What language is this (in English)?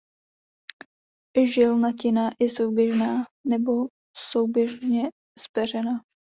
Czech